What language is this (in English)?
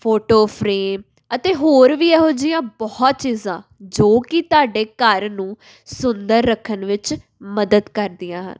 Punjabi